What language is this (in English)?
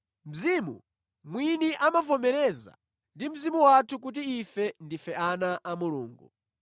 Nyanja